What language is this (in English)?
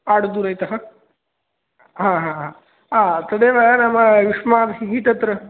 Sanskrit